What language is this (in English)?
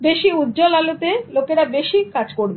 Bangla